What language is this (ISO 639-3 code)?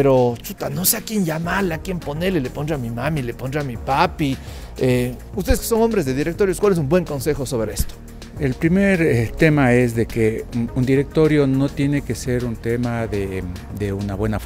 spa